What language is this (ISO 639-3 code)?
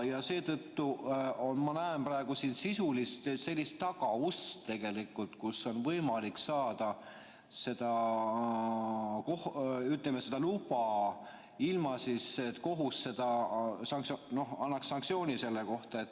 est